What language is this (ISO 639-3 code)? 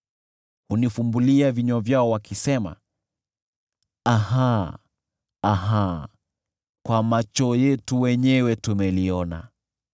swa